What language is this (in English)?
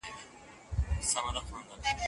Pashto